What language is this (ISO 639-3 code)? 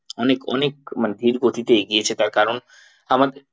ben